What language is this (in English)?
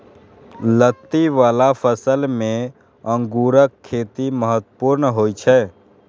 Maithili